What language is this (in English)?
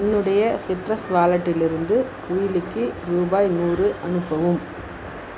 Tamil